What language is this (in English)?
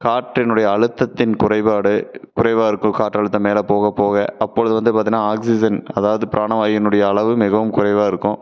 Tamil